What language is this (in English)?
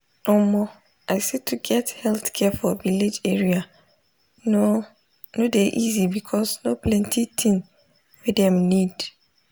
Nigerian Pidgin